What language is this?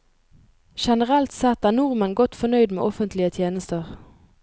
Norwegian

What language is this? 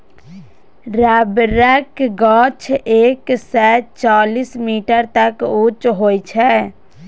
Maithili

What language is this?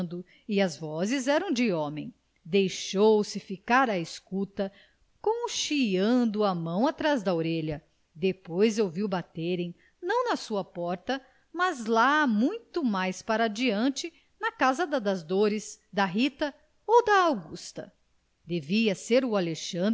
Portuguese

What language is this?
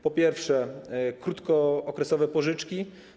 Polish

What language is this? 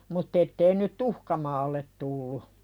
Finnish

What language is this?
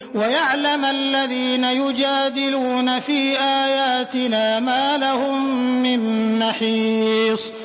Arabic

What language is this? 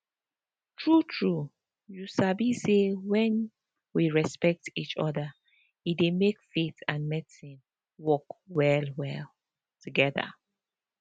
Nigerian Pidgin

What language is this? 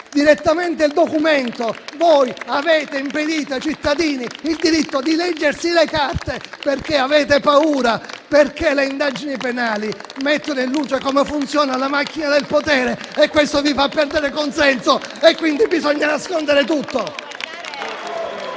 Italian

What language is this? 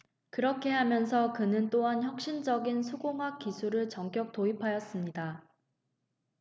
Korean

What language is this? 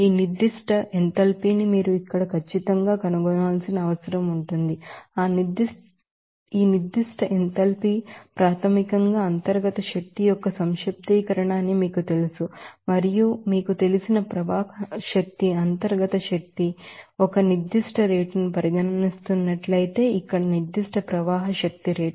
Telugu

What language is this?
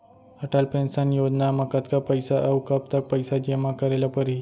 Chhattisgarhi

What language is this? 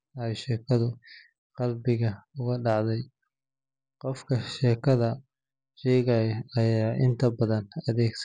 Somali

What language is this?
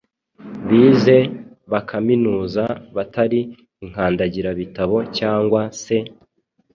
Kinyarwanda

